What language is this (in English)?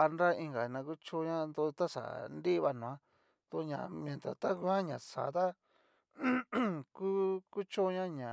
Cacaloxtepec Mixtec